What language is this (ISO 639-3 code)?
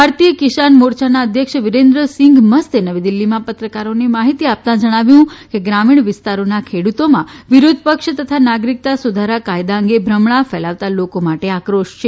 guj